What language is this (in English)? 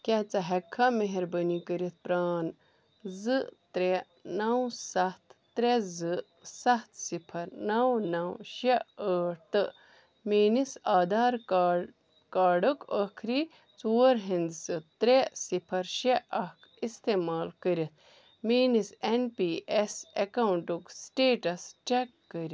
Kashmiri